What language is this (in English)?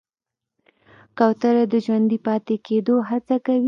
Pashto